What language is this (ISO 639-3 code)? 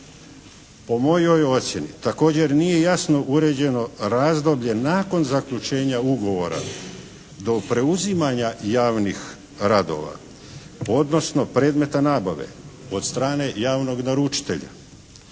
hrv